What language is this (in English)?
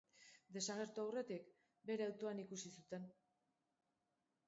Basque